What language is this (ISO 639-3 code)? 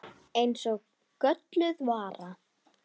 isl